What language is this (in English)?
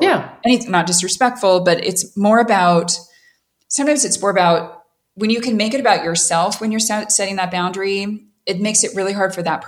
English